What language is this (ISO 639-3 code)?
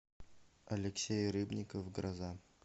rus